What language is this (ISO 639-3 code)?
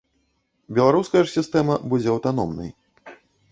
bel